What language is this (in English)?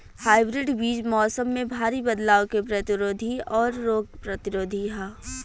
Bhojpuri